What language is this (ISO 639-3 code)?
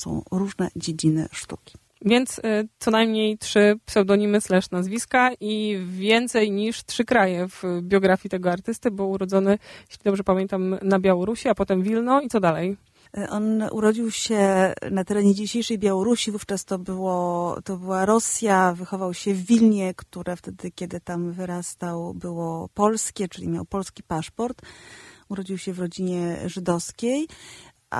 pol